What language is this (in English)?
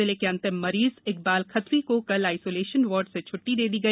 Hindi